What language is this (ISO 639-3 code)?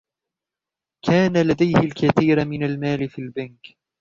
ara